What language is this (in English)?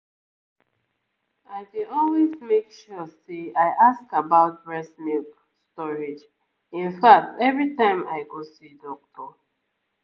Nigerian Pidgin